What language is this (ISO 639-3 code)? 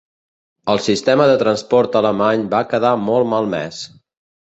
cat